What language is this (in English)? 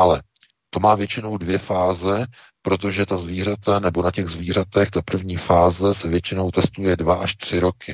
Czech